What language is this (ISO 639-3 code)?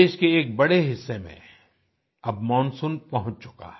hin